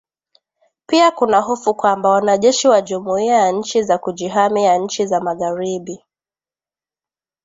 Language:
Swahili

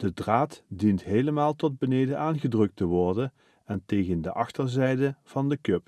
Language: Dutch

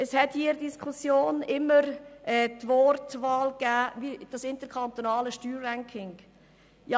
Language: Swiss German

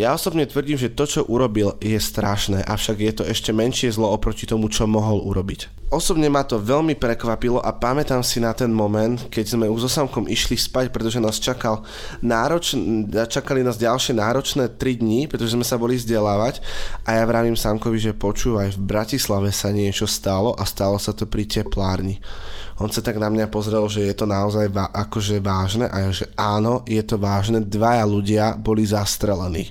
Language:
Slovak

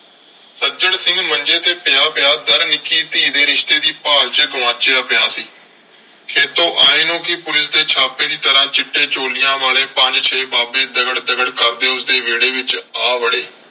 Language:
Punjabi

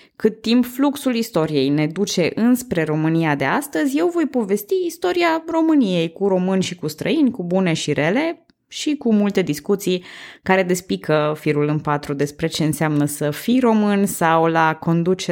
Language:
Romanian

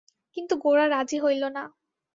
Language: Bangla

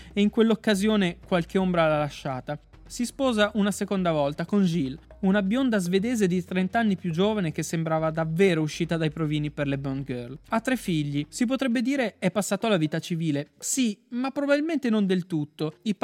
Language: Italian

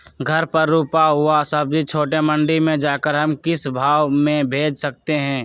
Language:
Magahi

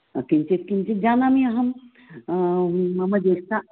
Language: Sanskrit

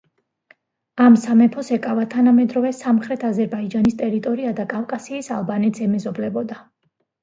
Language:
Georgian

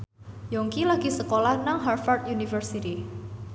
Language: Javanese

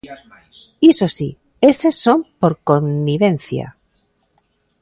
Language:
Galician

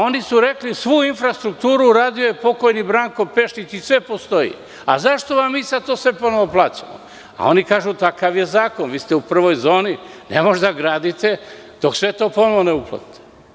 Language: Serbian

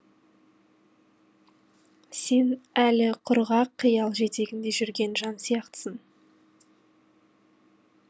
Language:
Kazakh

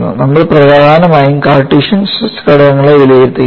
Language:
Malayalam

